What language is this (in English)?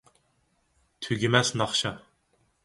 Uyghur